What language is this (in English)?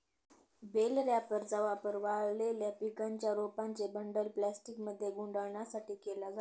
Marathi